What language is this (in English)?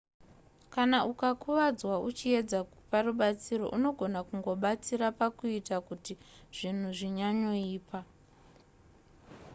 Shona